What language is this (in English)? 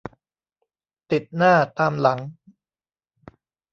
Thai